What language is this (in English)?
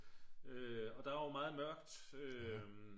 Danish